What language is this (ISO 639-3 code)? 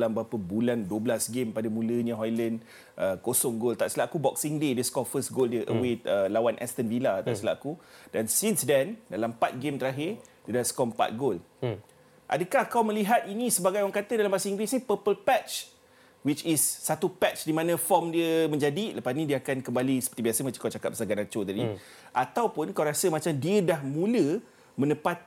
msa